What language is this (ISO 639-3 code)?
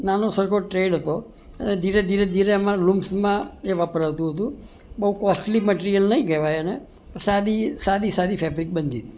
guj